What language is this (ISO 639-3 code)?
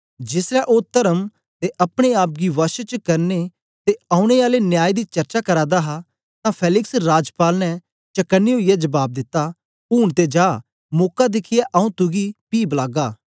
doi